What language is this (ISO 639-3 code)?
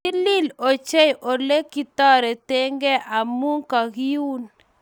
kln